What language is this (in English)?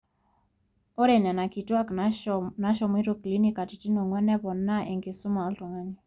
Masai